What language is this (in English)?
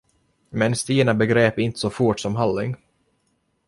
Swedish